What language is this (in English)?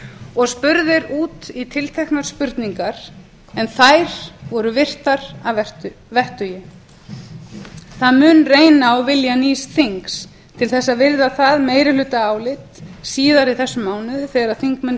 Icelandic